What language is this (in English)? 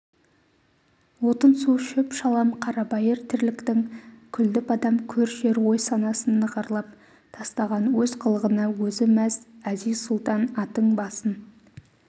Kazakh